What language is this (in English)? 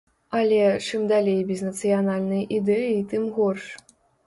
Belarusian